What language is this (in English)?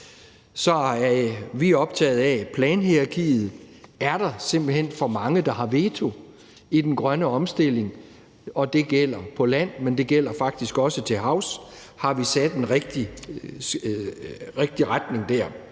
Danish